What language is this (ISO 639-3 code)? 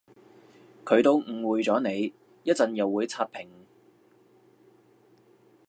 yue